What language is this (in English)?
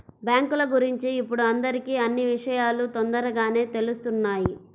Telugu